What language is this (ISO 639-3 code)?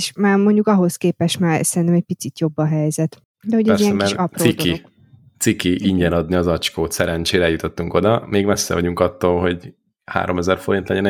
hun